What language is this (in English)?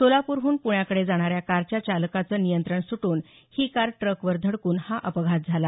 Marathi